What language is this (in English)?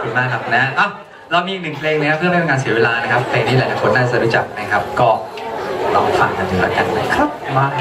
Thai